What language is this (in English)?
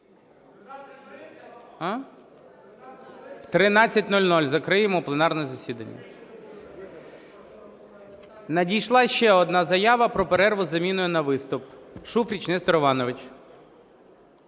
Ukrainian